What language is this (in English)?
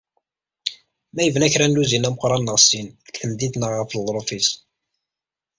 Kabyle